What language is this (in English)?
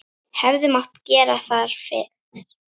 Icelandic